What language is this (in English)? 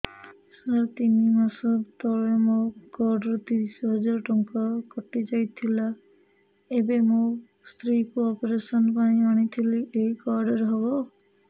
Odia